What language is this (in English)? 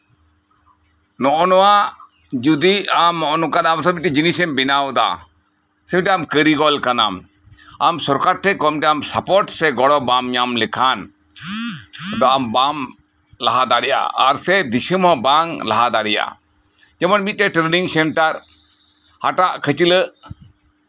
Santali